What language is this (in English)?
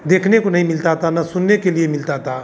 Hindi